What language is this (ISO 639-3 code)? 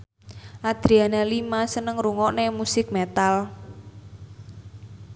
jav